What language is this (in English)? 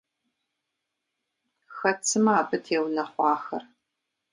Kabardian